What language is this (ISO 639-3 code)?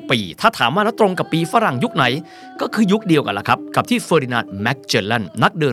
tha